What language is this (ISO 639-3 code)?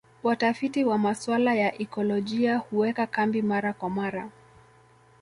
swa